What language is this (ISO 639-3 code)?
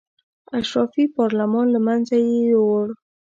pus